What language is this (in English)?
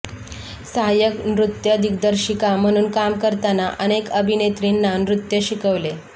Marathi